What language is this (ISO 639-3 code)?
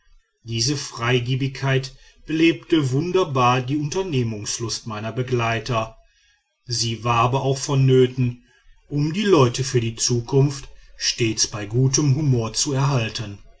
deu